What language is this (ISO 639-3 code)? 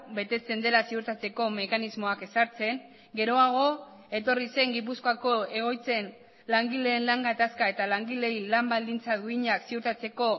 eus